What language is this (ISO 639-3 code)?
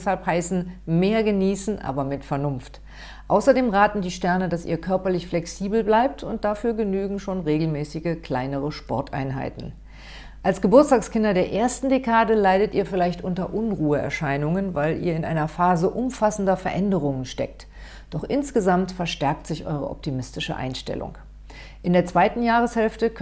deu